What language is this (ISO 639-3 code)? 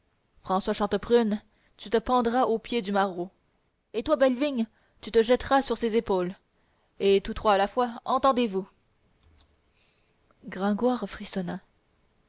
fra